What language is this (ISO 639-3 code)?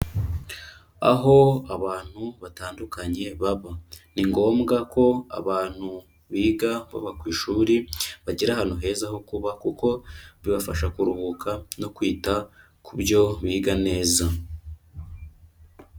kin